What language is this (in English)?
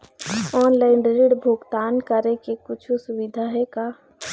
Chhattisgarhi